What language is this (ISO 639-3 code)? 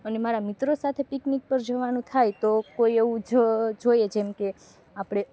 guj